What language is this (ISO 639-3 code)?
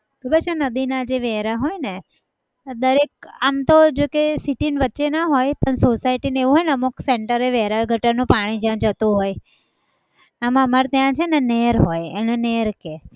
guj